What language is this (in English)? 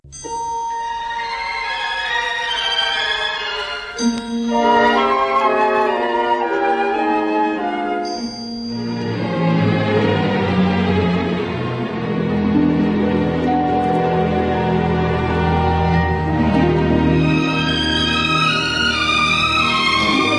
Spanish